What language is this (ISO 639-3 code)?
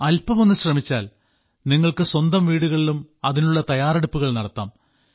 mal